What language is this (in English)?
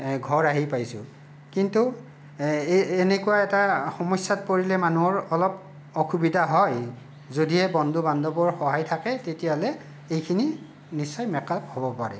Assamese